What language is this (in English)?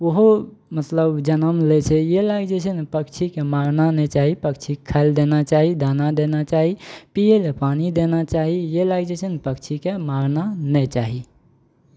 Maithili